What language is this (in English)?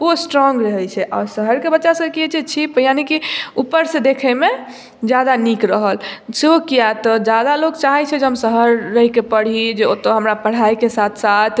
Maithili